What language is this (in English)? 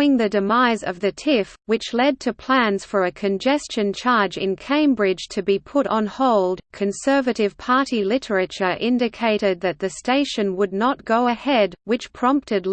English